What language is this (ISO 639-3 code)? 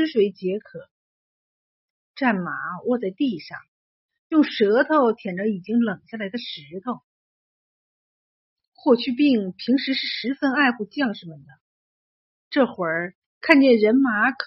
zho